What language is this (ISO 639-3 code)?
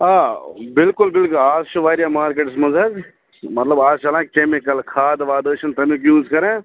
kas